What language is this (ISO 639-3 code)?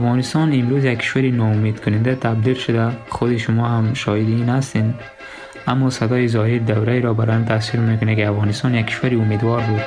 fas